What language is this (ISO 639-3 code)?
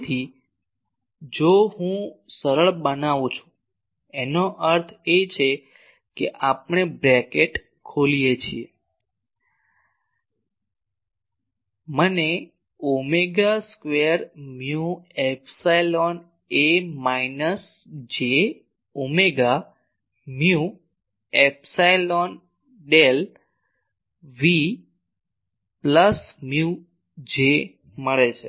guj